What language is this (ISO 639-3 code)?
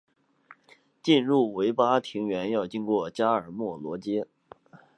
zho